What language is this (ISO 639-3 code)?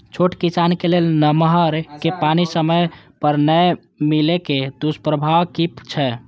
mai